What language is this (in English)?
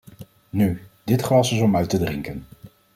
Dutch